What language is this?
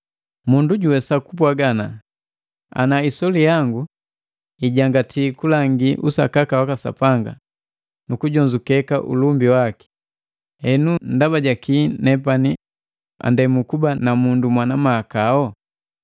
Matengo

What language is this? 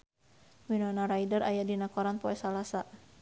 Sundanese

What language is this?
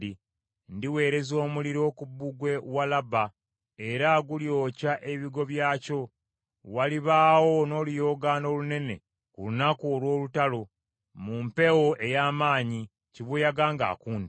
Ganda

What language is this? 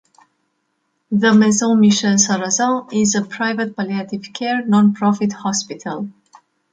English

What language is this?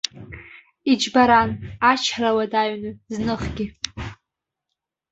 Abkhazian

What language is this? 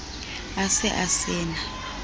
Southern Sotho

